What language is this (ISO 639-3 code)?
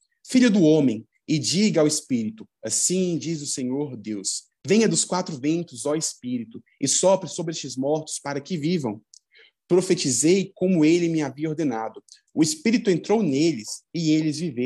por